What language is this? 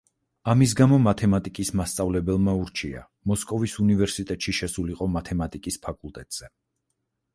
Georgian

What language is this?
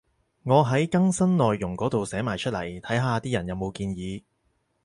Cantonese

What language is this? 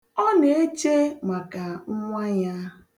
Igbo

